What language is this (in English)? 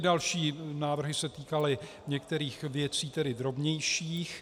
Czech